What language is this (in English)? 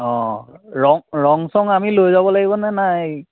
Assamese